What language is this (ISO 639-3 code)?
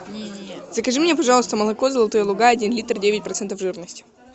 rus